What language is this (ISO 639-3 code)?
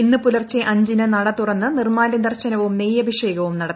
mal